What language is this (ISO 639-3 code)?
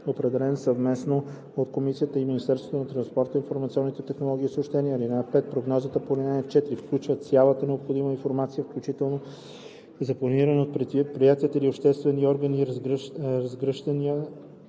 bul